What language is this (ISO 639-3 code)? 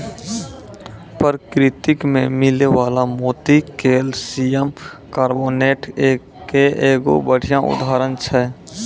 mai